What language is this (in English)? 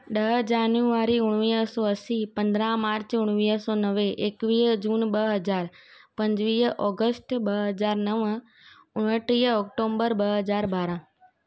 Sindhi